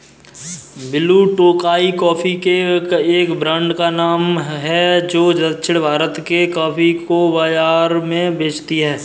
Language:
Hindi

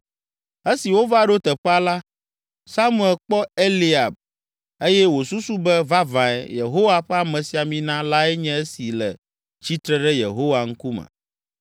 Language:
Ewe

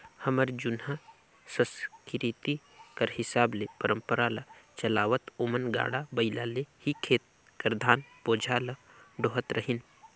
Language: Chhattisgarhi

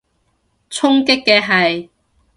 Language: Cantonese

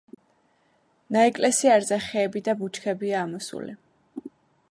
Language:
Georgian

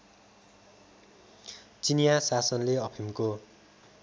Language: Nepali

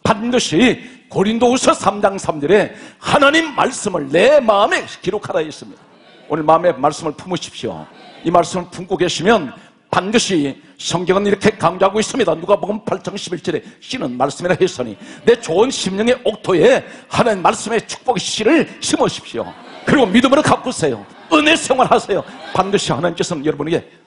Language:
Korean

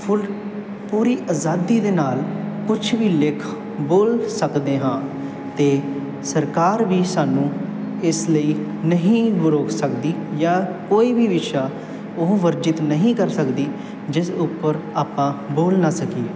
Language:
Punjabi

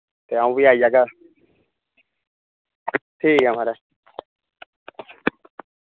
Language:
Dogri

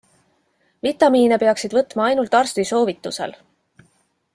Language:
Estonian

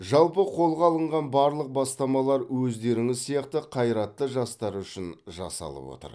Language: Kazakh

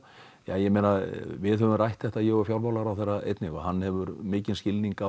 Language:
Icelandic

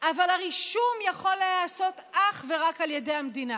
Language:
Hebrew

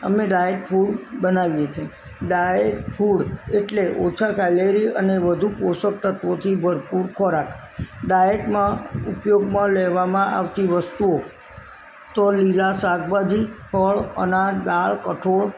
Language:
Gujarati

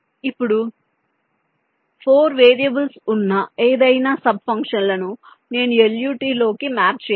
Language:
Telugu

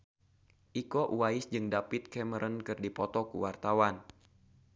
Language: Sundanese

